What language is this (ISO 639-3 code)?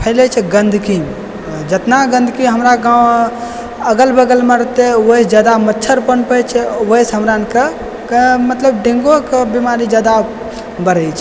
mai